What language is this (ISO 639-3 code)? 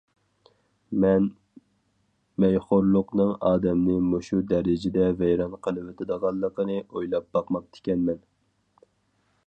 uig